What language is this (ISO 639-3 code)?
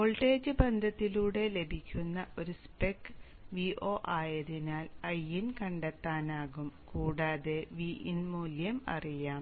mal